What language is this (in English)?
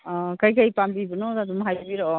Manipuri